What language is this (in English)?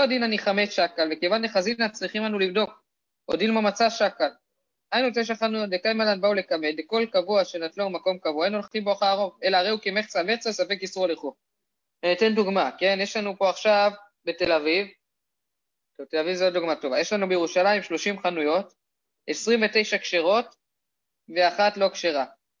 Hebrew